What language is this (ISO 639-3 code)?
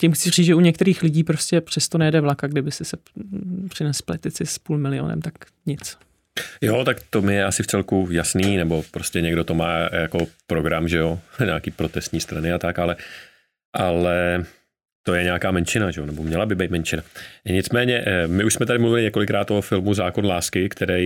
ces